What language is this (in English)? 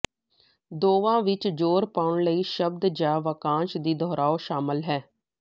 Punjabi